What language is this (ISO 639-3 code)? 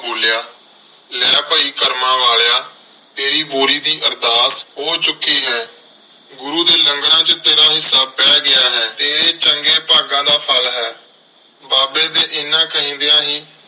pan